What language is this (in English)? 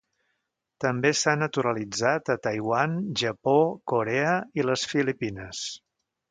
Catalan